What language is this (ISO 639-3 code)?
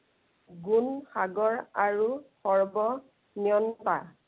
asm